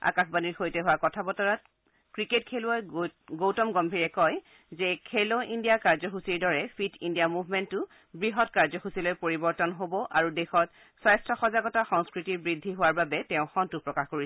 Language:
Assamese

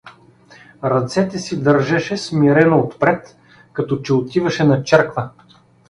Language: Bulgarian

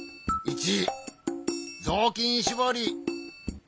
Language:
Japanese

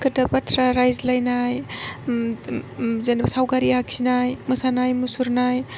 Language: Bodo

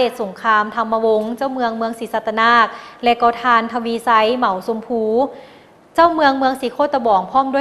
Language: Thai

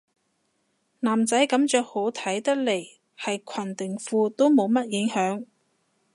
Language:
Cantonese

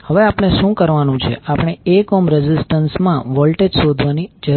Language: Gujarati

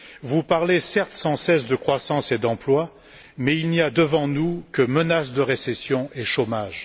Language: French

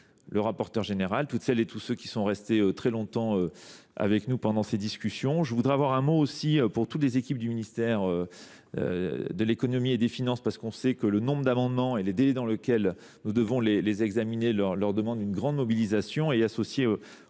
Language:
French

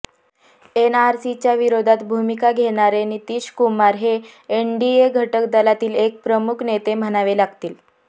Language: Marathi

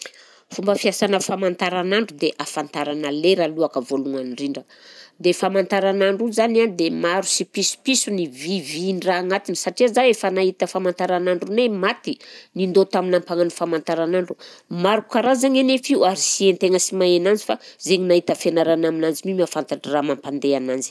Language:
Southern Betsimisaraka Malagasy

